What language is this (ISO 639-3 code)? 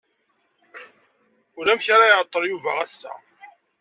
kab